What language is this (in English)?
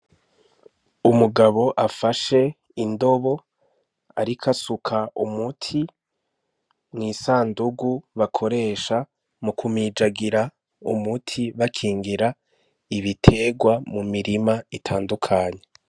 Rundi